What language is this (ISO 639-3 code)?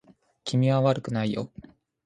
jpn